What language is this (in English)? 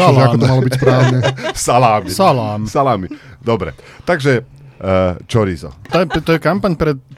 Slovak